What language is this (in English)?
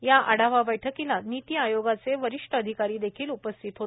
Marathi